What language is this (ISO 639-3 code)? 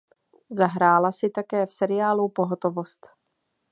ces